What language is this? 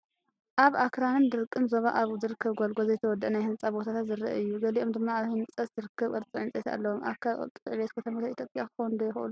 Tigrinya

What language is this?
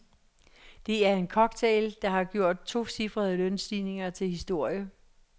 Danish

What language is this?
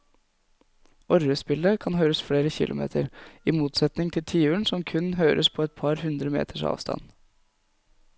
Norwegian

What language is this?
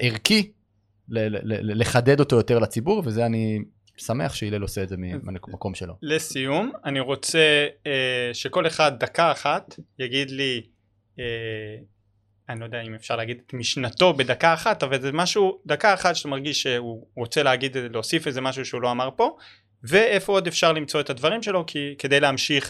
Hebrew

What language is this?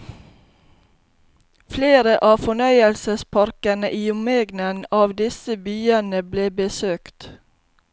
Norwegian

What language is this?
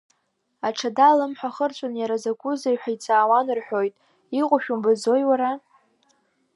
Abkhazian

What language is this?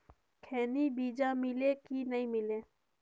Chhattisgarhi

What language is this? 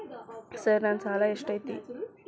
Kannada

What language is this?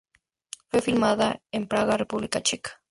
Spanish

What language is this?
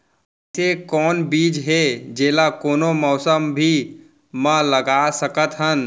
Chhattisgarhi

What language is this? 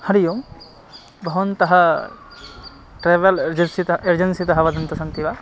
Sanskrit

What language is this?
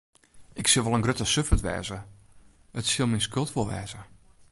Western Frisian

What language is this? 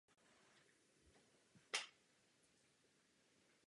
Czech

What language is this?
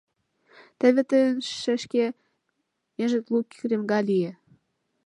Mari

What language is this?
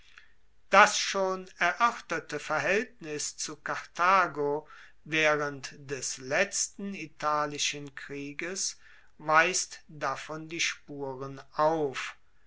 German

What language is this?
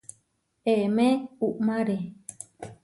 Huarijio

